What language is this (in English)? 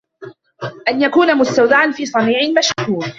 Arabic